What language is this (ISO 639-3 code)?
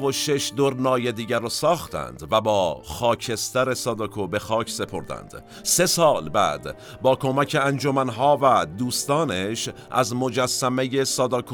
fas